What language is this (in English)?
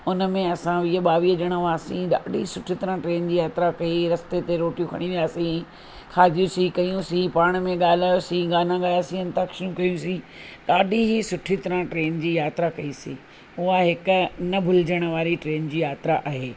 Sindhi